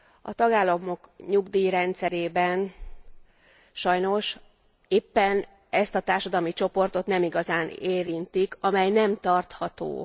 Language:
Hungarian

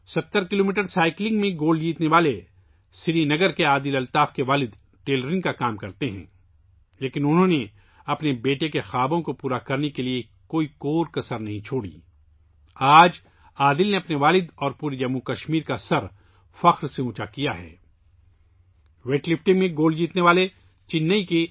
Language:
Urdu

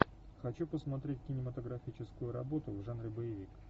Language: Russian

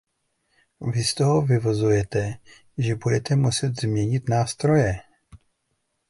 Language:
Czech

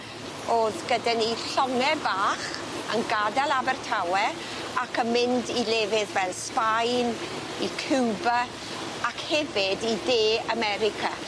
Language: Welsh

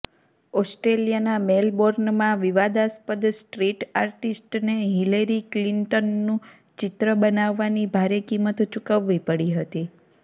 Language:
Gujarati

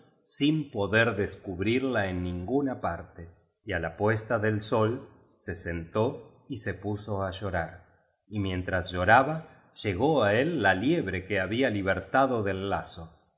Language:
Spanish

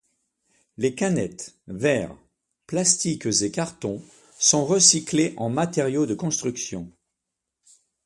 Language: French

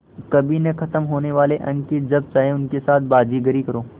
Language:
Hindi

